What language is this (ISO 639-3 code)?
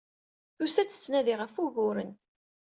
kab